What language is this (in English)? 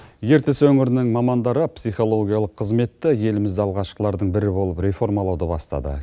Kazakh